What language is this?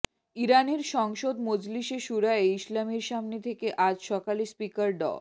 Bangla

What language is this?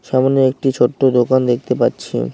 Bangla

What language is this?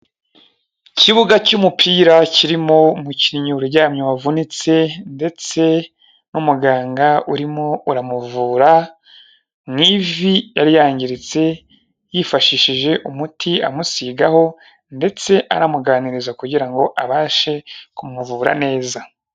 Kinyarwanda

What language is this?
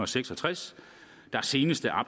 Danish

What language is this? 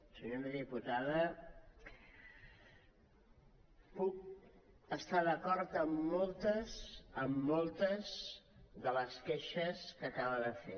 Catalan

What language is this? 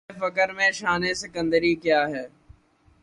Urdu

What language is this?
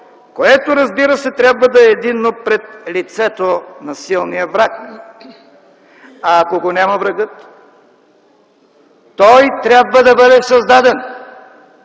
Bulgarian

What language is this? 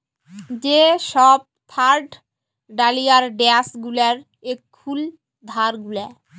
Bangla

